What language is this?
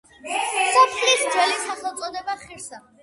Georgian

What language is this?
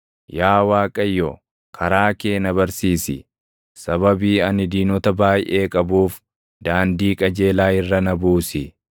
Oromo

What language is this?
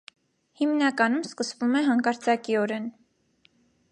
Armenian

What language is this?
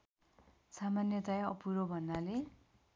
Nepali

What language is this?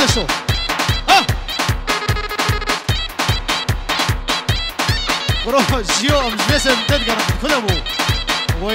French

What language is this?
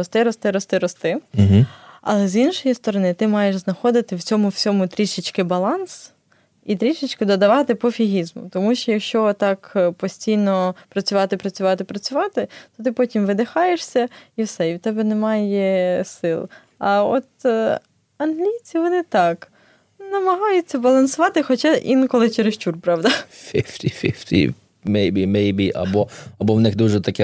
Ukrainian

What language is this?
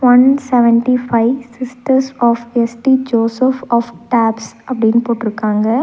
Tamil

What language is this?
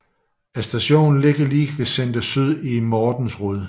Danish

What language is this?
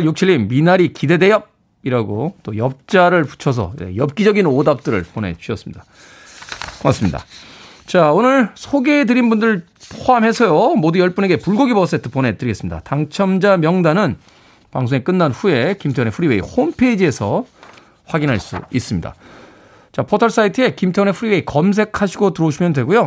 Korean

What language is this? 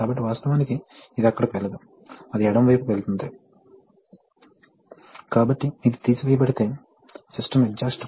Telugu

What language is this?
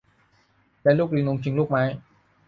Thai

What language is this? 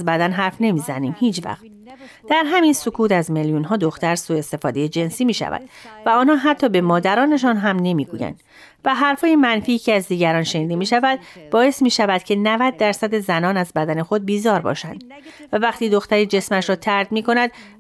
Persian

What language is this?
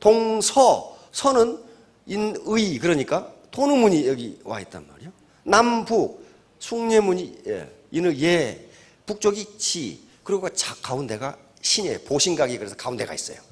Korean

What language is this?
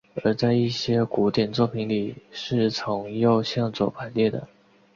Chinese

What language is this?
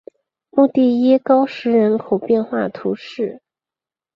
Chinese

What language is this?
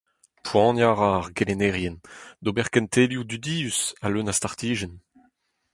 Breton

